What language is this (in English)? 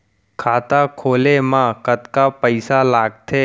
Chhattisgarhi